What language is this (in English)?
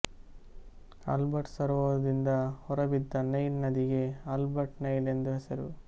Kannada